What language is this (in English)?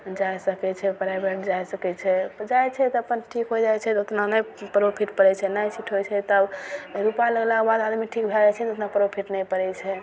Maithili